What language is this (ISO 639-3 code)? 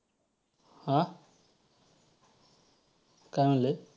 mar